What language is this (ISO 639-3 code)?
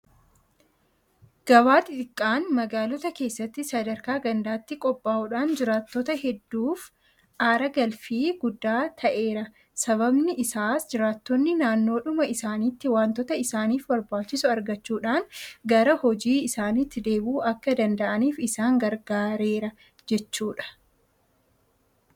orm